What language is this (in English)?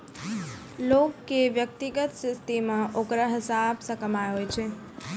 Maithili